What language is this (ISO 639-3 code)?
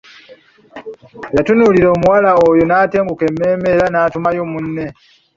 lug